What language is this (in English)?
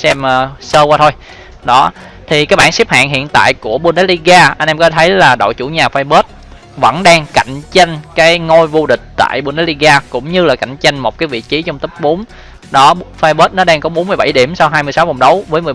Vietnamese